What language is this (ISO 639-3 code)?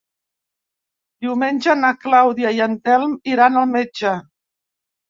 cat